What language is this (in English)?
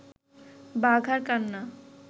Bangla